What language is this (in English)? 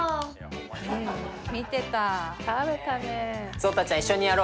Japanese